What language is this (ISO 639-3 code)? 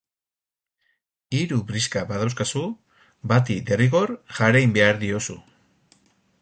eus